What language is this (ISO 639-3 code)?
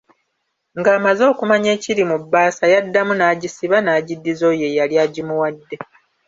lug